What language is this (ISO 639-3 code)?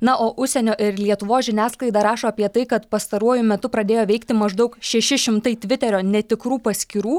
lit